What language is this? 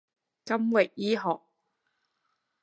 Cantonese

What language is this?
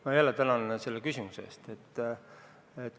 Estonian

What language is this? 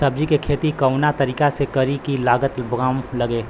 Bhojpuri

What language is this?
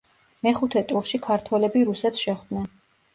Georgian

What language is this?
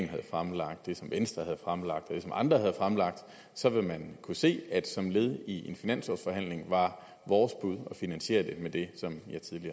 Danish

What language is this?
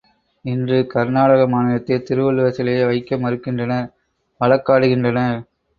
Tamil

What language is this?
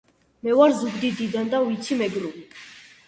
Georgian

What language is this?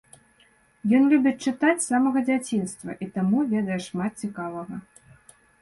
Belarusian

